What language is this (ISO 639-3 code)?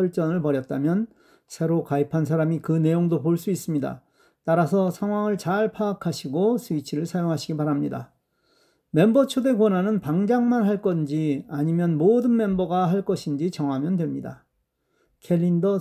kor